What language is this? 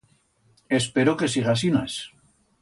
Aragonese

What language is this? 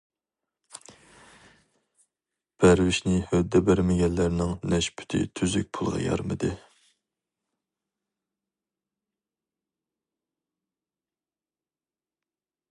Uyghur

